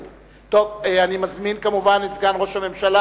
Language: Hebrew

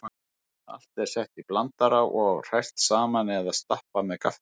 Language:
Icelandic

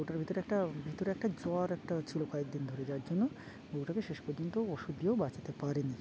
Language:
Bangla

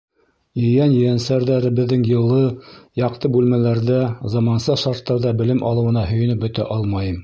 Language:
Bashkir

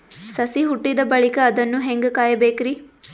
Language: Kannada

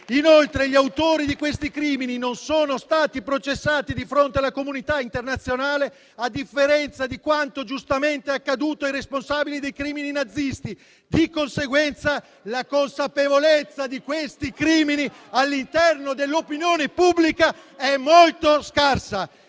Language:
Italian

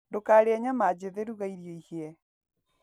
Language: Kikuyu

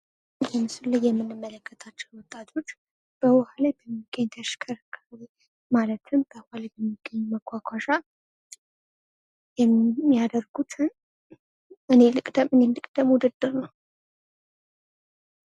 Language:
Amharic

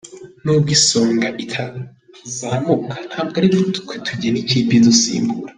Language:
Kinyarwanda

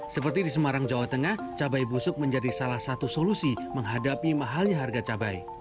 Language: Indonesian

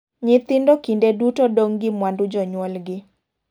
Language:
Luo (Kenya and Tanzania)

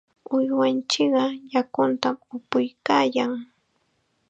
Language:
Chiquián Ancash Quechua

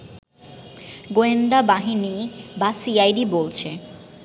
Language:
Bangla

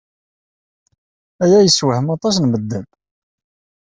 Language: Kabyle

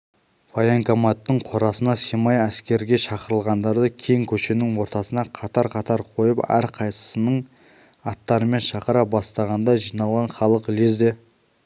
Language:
Kazakh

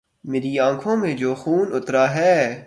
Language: Urdu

